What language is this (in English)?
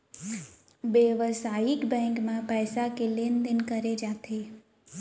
Chhattisgarhi